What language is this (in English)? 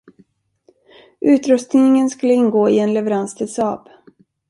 Swedish